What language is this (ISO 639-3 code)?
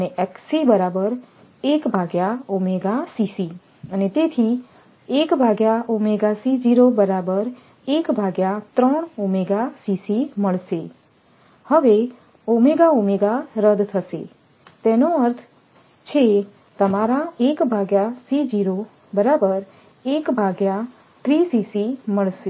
guj